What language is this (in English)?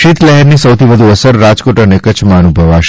Gujarati